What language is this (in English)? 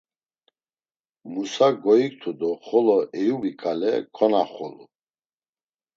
Laz